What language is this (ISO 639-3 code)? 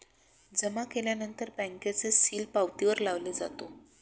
mar